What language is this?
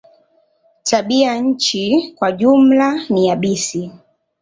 Swahili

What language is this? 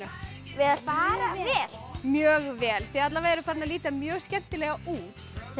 Icelandic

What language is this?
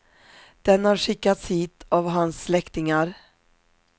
Swedish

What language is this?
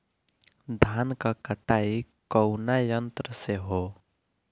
Bhojpuri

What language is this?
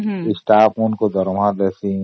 Odia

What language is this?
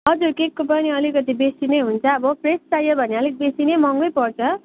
Nepali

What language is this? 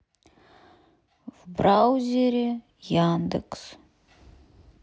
Russian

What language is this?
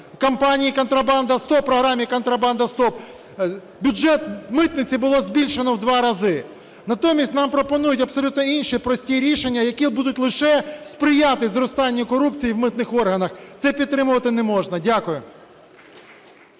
Ukrainian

